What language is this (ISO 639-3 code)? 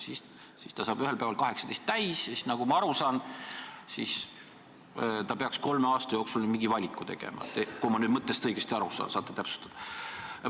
est